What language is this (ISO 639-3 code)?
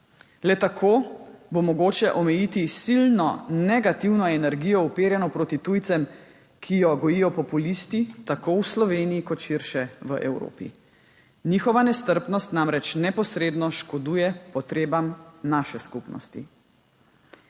slv